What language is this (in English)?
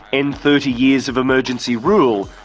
English